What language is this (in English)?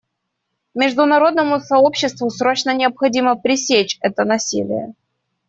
Russian